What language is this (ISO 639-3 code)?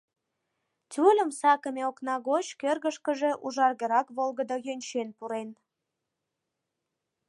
chm